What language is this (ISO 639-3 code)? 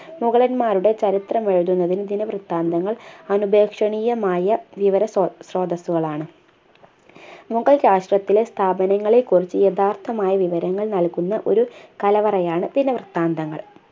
mal